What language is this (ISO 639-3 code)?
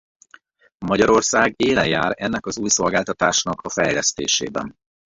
hun